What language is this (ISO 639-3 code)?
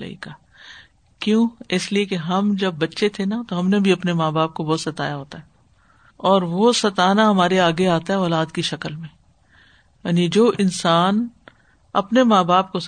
urd